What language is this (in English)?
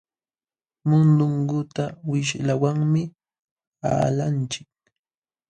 Jauja Wanca Quechua